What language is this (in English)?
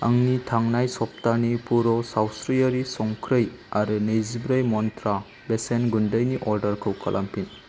Bodo